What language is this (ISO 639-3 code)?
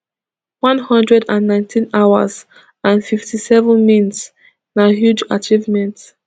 pcm